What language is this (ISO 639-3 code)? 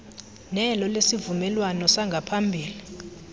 xho